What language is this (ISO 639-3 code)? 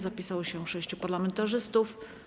pol